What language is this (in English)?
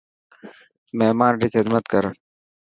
Dhatki